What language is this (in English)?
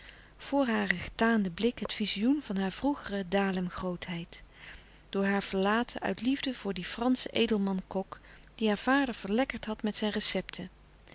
Dutch